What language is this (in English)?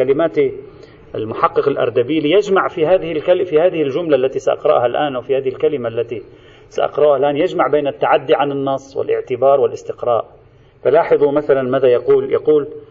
Arabic